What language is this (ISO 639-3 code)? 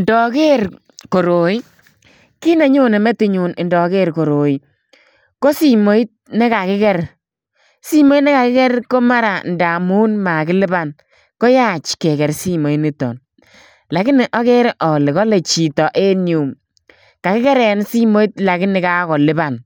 kln